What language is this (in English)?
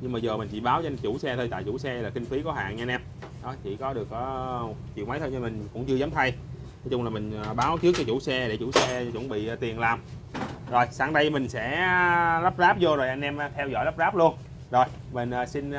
Vietnamese